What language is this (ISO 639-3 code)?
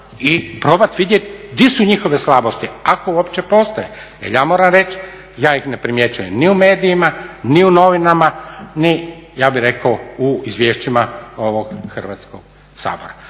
hrv